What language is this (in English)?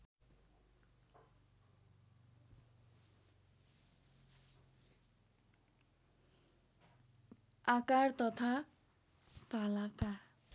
Nepali